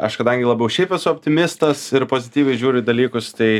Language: Lithuanian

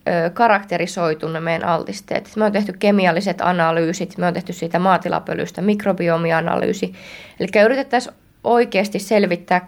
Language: Finnish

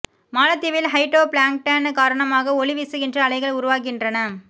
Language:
Tamil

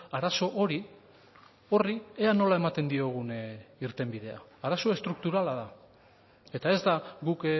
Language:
Basque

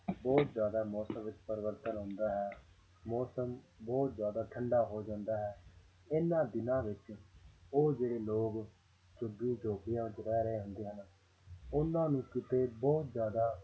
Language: Punjabi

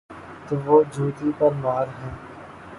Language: Urdu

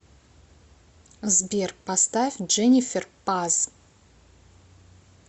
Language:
Russian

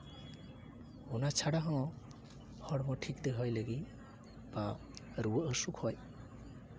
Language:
Santali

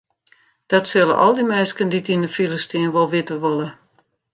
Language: Western Frisian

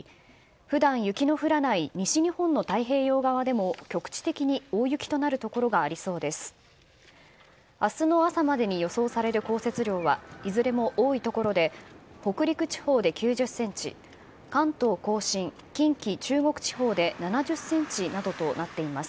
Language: Japanese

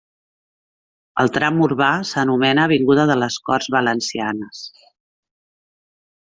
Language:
Catalan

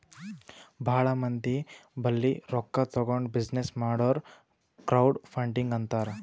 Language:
Kannada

